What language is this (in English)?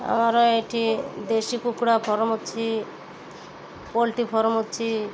Odia